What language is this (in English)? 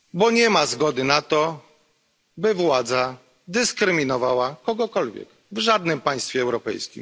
Polish